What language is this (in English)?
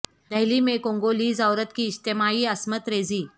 Urdu